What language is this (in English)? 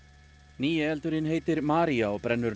Icelandic